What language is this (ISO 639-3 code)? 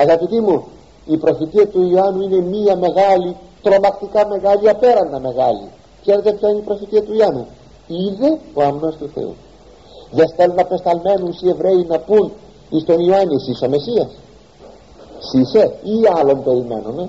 ell